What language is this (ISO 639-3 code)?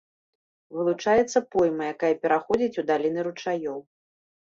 bel